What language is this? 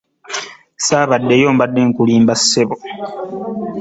Ganda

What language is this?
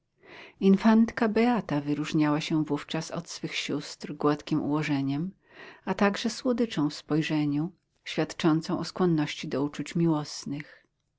Polish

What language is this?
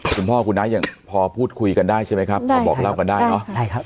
Thai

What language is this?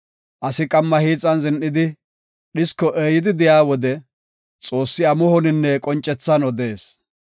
Gofa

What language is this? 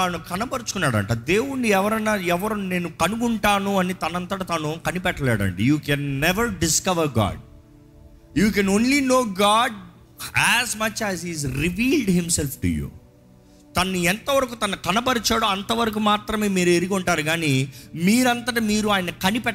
Telugu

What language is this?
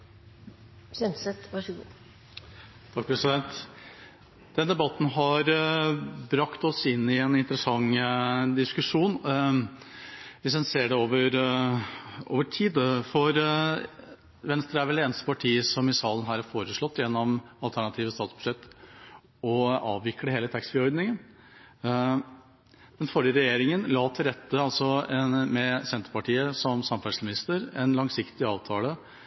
Norwegian Bokmål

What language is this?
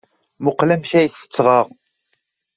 Kabyle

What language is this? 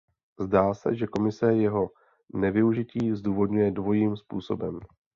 Czech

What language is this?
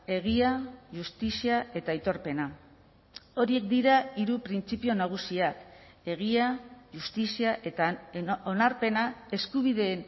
Basque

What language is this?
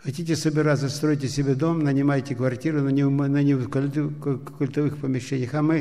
Russian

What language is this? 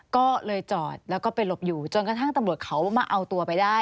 Thai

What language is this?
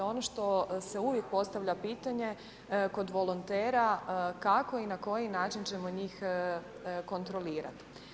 Croatian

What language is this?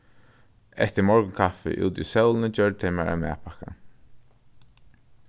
Faroese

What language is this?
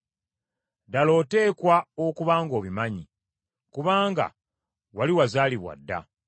Ganda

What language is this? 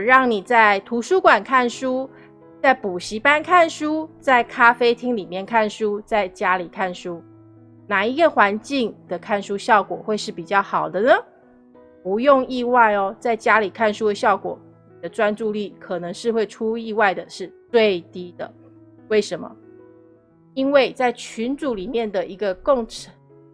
Chinese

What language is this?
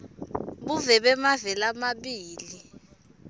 Swati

